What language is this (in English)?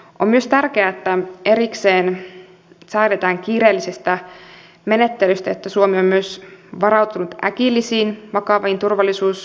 Finnish